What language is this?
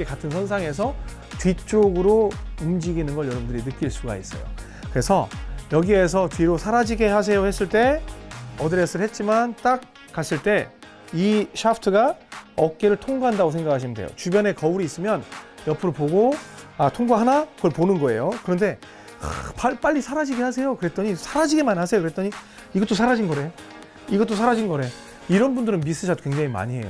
Korean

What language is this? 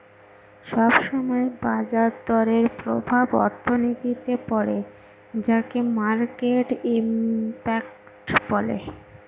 Bangla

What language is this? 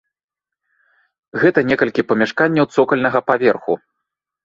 Belarusian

